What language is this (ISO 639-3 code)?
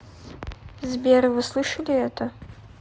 rus